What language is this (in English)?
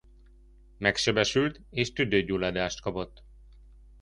Hungarian